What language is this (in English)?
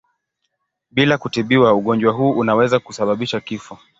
Swahili